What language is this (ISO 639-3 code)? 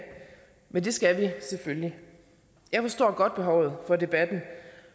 dan